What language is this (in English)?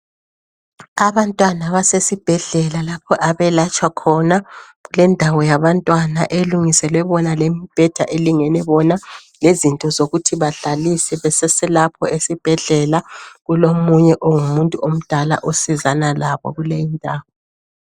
North Ndebele